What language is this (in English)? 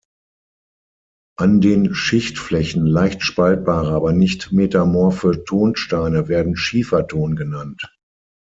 German